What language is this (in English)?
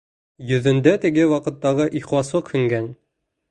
Bashkir